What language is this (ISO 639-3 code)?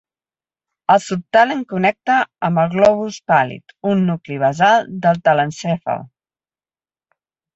cat